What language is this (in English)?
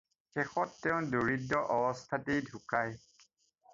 Assamese